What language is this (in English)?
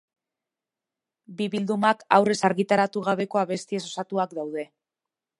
Basque